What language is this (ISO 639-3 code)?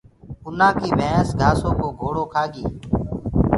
ggg